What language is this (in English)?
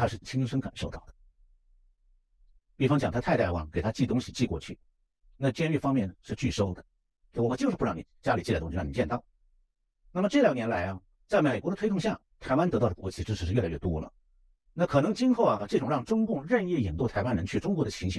Chinese